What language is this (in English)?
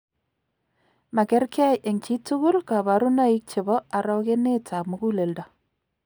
Kalenjin